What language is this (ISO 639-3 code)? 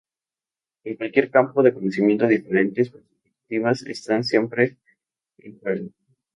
spa